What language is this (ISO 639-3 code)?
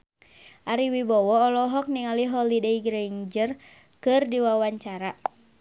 sun